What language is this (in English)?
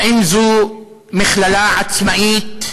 Hebrew